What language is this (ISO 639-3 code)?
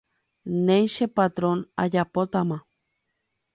grn